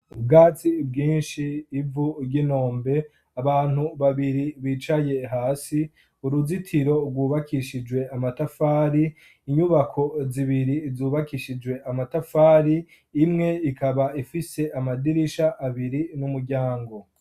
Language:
Rundi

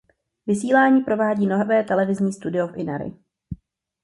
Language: Czech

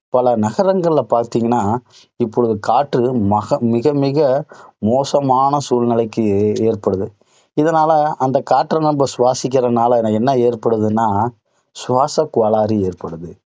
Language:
Tamil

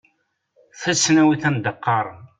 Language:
Kabyle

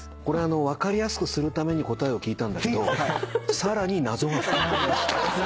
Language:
Japanese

